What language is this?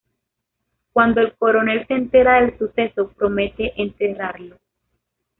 Spanish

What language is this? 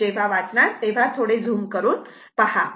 Marathi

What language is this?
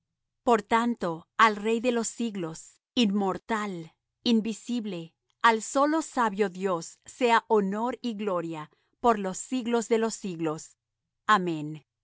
Spanish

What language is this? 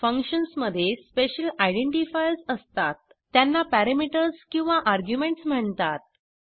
Marathi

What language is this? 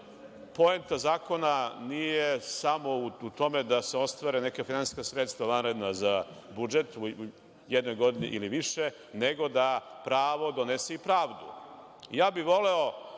Serbian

